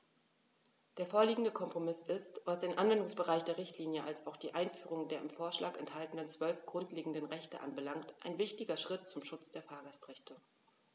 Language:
German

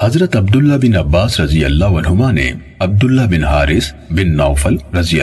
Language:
Urdu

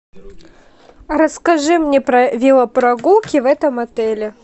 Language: Russian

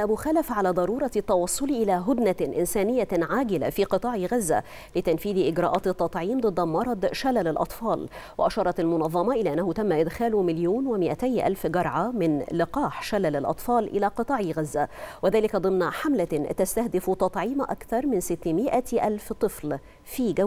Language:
Arabic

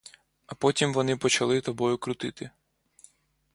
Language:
Ukrainian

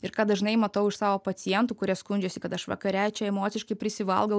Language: Lithuanian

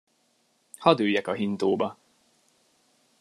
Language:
Hungarian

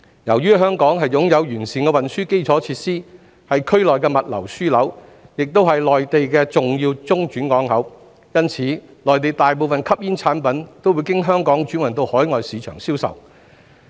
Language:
Cantonese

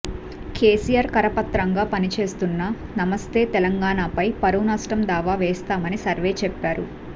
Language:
Telugu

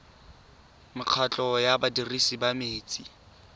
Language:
Tswana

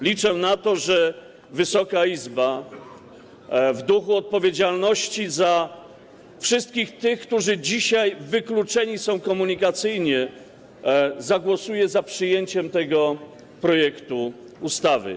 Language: Polish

